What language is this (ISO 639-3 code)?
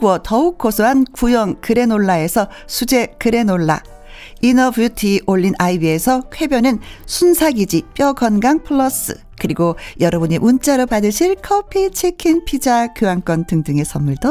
kor